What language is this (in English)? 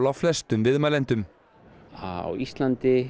Icelandic